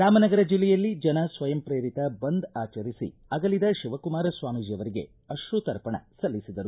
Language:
Kannada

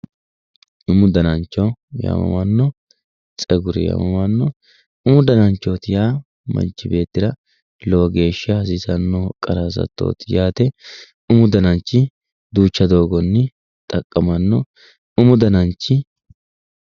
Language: Sidamo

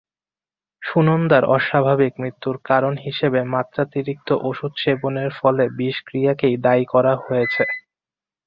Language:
Bangla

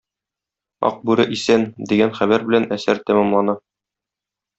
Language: Tatar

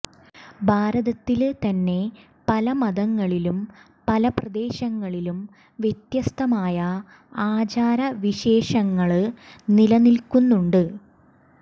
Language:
Malayalam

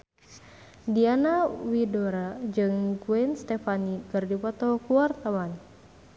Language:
Sundanese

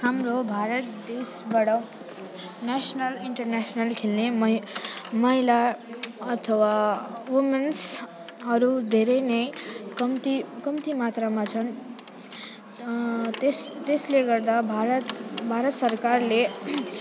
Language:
Nepali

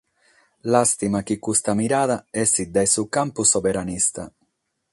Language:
Sardinian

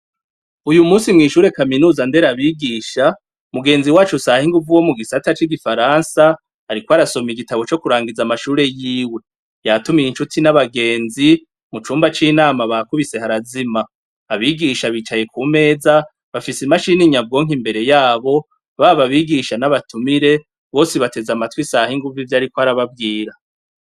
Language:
Rundi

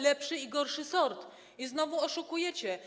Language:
Polish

